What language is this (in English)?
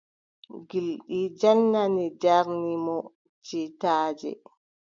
Adamawa Fulfulde